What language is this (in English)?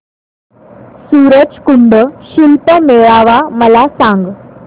Marathi